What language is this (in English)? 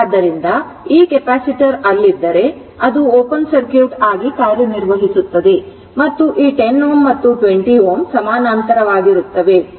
Kannada